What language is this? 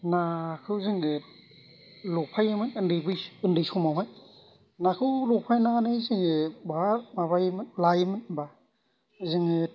Bodo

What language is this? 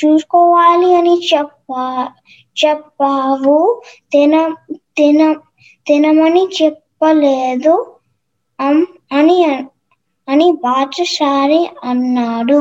Telugu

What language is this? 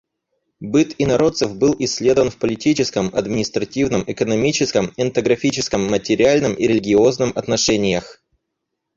Russian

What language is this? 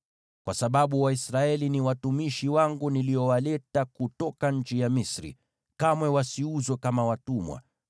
Swahili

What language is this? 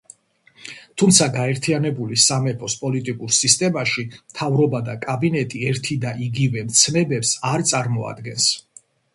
Georgian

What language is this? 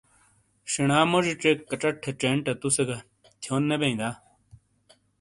Shina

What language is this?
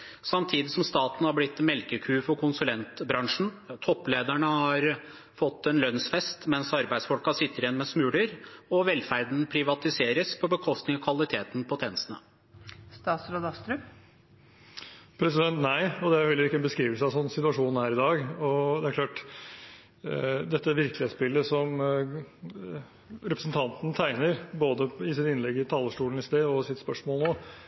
Norwegian Bokmål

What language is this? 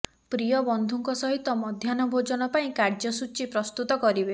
Odia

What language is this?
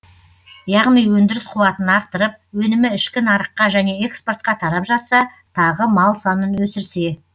Kazakh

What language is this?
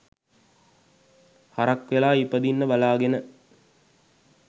Sinhala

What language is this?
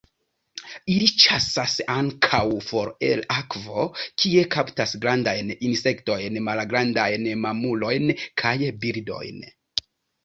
Esperanto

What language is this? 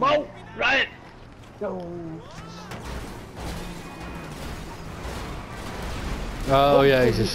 Dutch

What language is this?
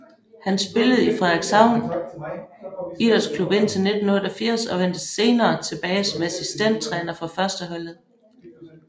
Danish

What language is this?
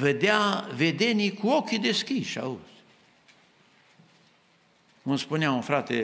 Romanian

